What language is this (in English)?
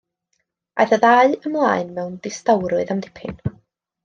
Welsh